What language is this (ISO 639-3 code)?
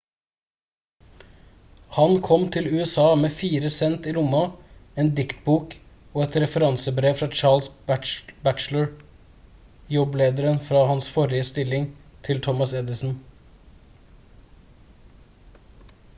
nob